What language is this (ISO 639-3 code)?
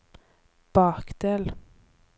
nor